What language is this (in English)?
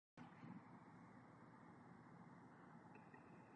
English